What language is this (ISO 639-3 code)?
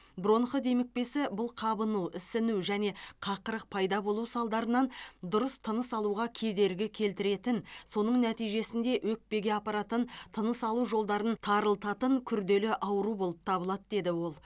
kaz